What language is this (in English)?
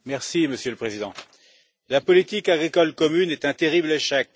French